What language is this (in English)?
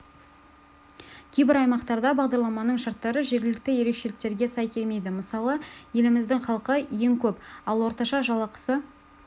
Kazakh